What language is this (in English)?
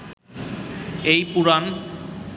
Bangla